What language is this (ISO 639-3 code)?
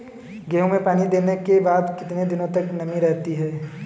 hin